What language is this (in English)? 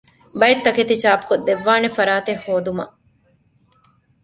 Divehi